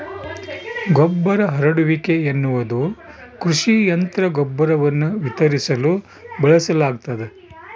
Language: Kannada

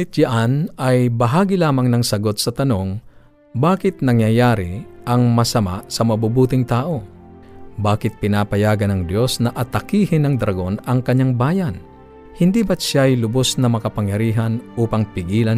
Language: Filipino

